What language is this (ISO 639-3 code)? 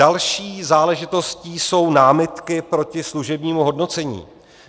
ces